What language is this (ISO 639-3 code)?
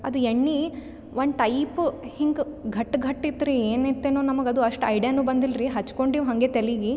kan